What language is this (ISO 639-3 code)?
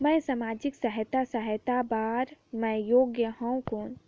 hne